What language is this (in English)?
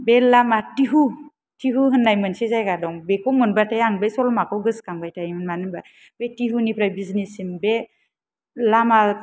Bodo